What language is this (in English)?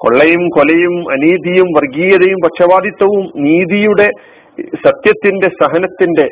Malayalam